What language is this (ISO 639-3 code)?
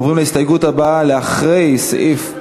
heb